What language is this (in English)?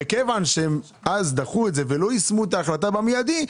Hebrew